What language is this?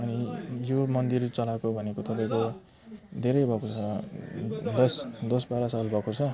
Nepali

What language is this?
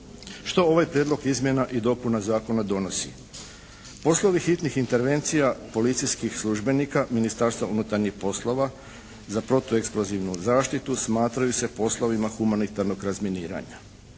Croatian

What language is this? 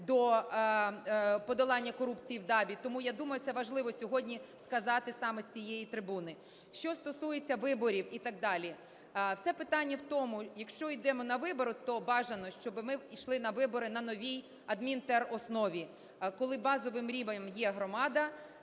Ukrainian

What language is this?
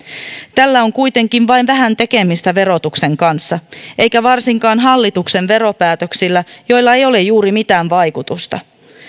Finnish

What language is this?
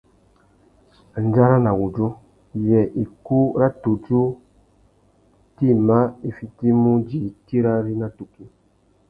Tuki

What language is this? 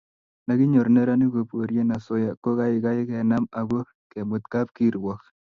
Kalenjin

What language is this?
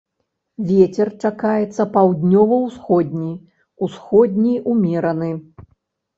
Belarusian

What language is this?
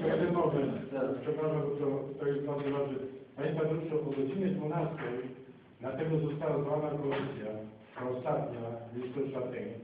Polish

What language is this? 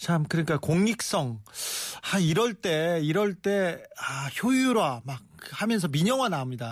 Korean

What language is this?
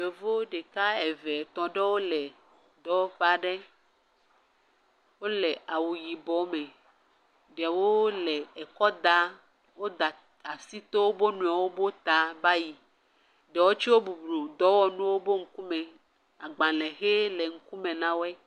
Ewe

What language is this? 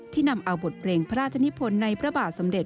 Thai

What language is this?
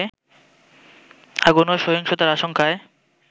Bangla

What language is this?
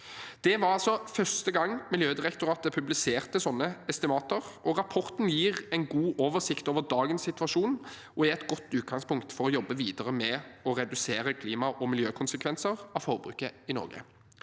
Norwegian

